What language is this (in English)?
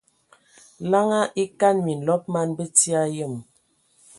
Ewondo